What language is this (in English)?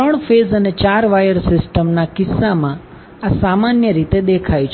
Gujarati